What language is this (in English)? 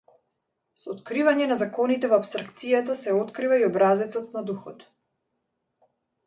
Macedonian